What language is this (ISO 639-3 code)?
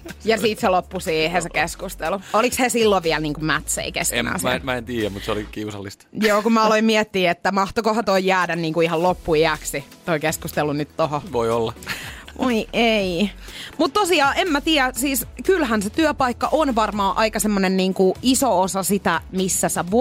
fin